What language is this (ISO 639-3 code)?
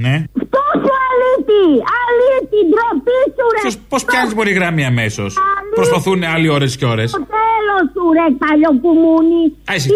ell